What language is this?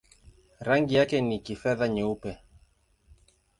Swahili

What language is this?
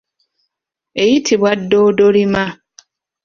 Ganda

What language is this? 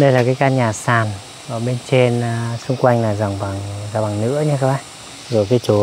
Vietnamese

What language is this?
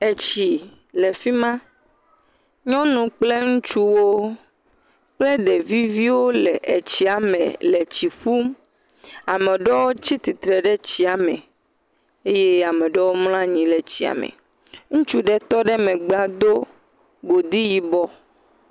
Ewe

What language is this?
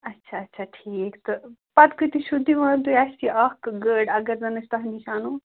Kashmiri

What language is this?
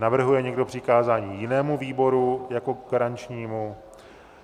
Czech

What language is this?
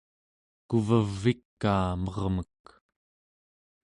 Central Yupik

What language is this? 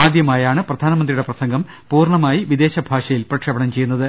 Malayalam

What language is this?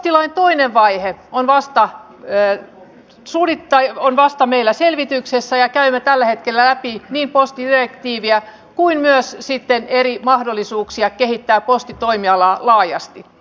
Finnish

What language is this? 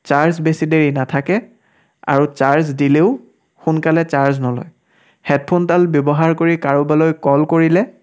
Assamese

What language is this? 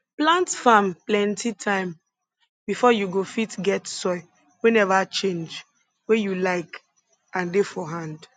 Nigerian Pidgin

